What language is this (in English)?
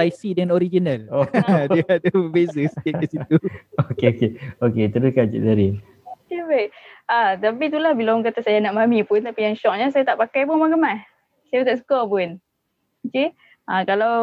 Malay